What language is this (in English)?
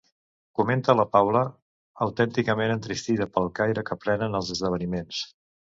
Catalan